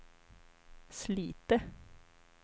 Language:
Swedish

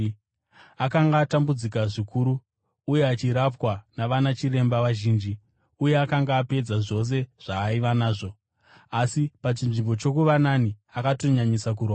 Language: Shona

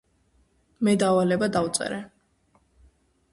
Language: Georgian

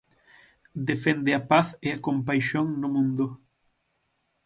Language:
Galician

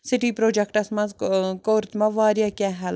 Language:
Kashmiri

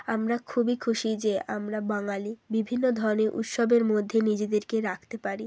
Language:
Bangla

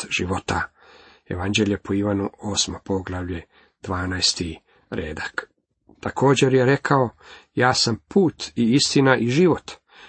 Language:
Croatian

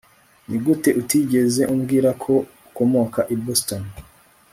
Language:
Kinyarwanda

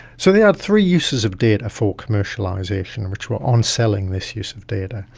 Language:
English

